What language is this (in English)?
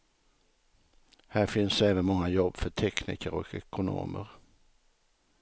Swedish